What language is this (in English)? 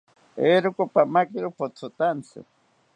South Ucayali Ashéninka